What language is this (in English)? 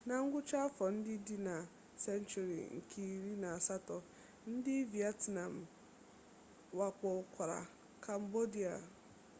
Igbo